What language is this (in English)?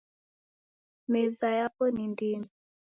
Taita